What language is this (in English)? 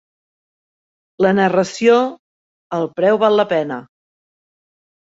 Catalan